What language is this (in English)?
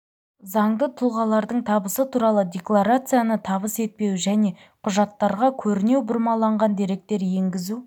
Kazakh